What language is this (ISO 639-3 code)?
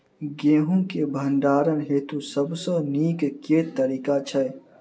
mai